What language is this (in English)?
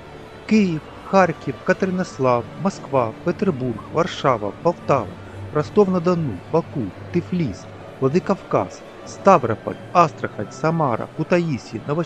Ukrainian